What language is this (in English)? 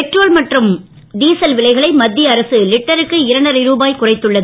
Tamil